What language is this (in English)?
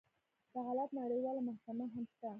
Pashto